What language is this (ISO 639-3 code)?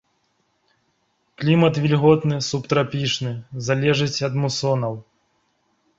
bel